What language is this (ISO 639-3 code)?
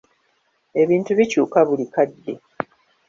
lug